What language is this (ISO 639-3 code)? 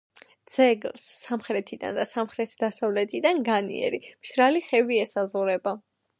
kat